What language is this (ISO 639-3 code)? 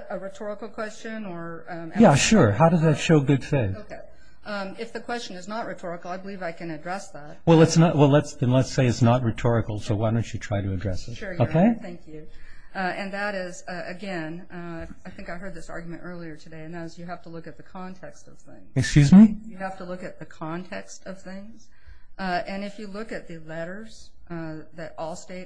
eng